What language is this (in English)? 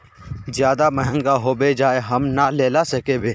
Magahi